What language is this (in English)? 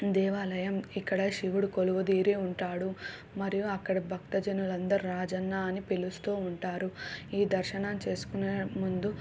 Telugu